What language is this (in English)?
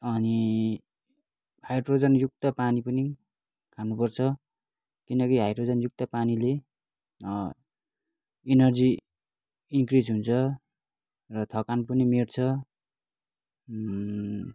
Nepali